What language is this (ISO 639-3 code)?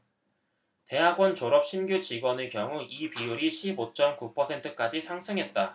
kor